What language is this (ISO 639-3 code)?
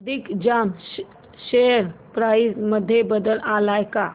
mar